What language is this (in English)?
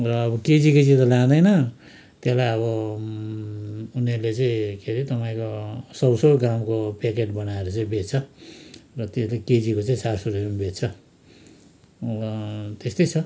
Nepali